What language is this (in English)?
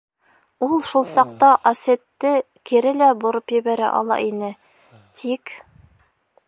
Bashkir